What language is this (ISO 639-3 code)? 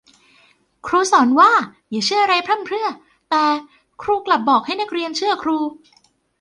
tha